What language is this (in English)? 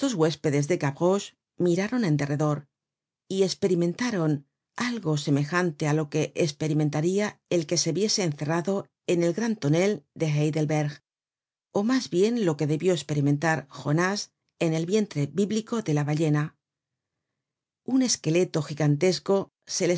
Spanish